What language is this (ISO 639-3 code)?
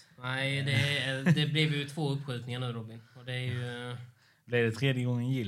swe